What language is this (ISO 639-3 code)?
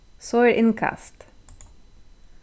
fao